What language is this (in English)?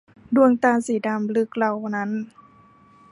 Thai